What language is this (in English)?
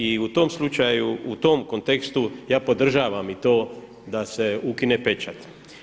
Croatian